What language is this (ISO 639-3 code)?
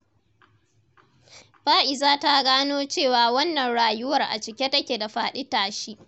hau